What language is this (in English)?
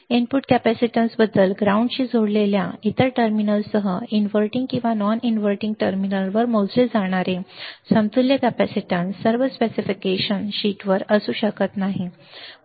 Marathi